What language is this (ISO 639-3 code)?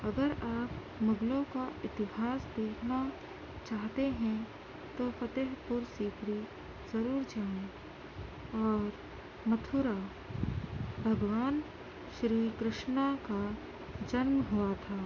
urd